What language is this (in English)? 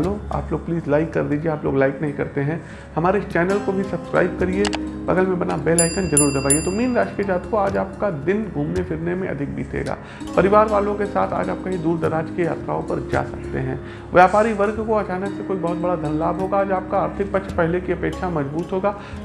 Hindi